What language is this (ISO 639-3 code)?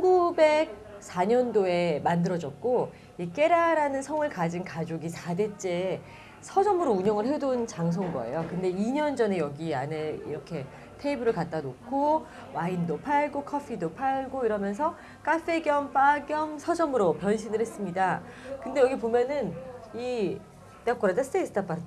kor